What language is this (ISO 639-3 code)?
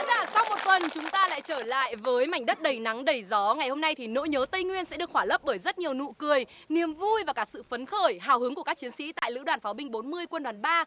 vie